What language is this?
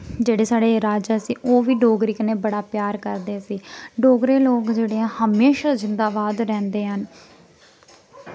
Dogri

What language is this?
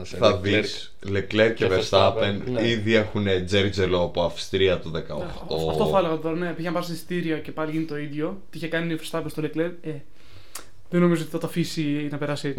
Greek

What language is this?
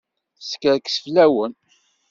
Kabyle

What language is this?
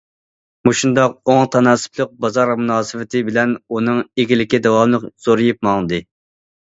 Uyghur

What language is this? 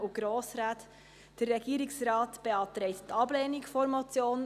Swiss German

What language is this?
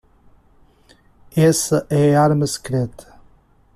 Portuguese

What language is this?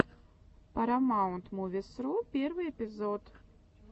Russian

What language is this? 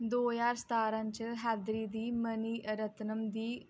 Dogri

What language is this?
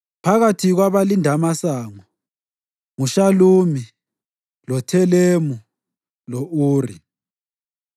North Ndebele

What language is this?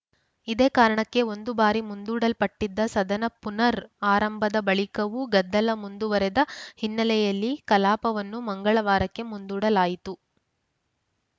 Kannada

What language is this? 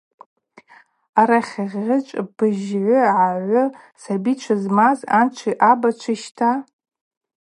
Abaza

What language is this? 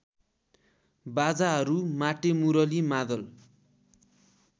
Nepali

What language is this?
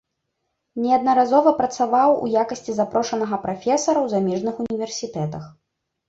Belarusian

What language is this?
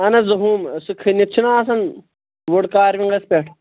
Kashmiri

